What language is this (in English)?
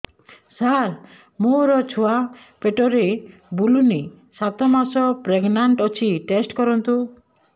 Odia